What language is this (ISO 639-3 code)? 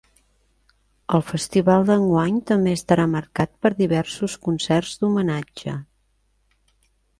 cat